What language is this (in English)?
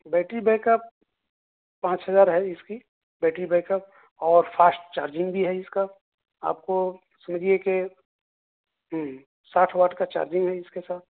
Urdu